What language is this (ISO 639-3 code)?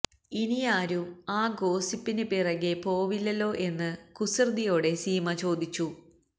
mal